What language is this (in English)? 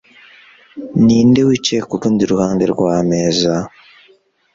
Kinyarwanda